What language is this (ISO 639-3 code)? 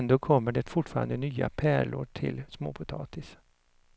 swe